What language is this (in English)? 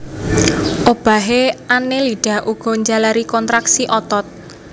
Javanese